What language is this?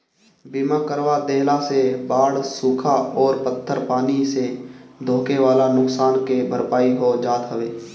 Bhojpuri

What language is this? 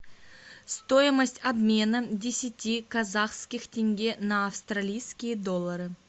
Russian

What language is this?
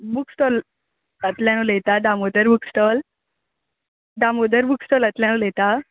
Konkani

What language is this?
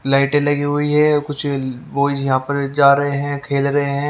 Hindi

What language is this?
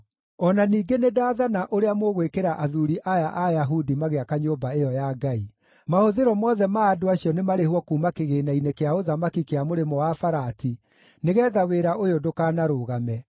Kikuyu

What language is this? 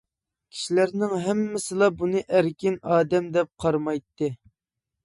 Uyghur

